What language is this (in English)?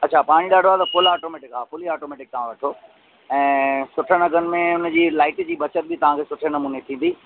Sindhi